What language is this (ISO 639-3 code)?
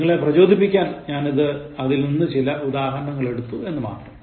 mal